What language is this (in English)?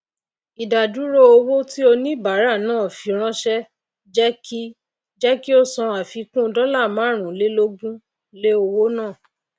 Yoruba